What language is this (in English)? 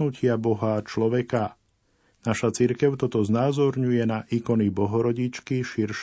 Slovak